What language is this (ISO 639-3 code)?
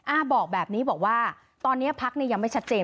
tha